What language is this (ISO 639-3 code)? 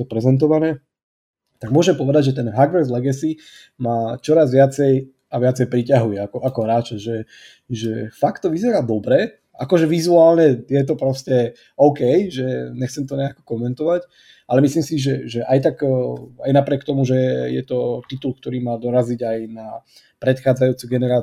slk